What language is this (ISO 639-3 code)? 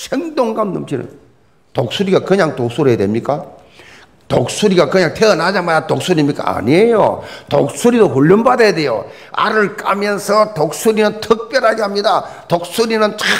kor